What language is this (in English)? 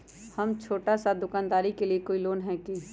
Magahi